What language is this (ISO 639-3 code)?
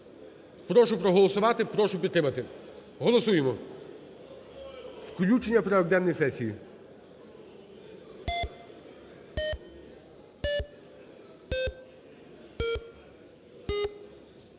ukr